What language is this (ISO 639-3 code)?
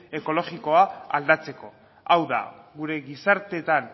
eus